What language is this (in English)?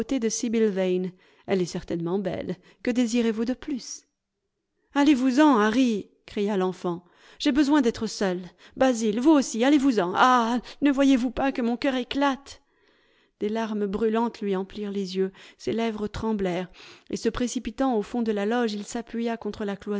French